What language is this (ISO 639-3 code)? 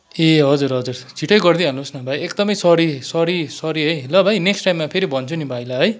nep